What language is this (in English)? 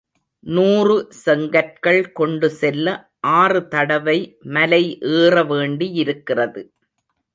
Tamil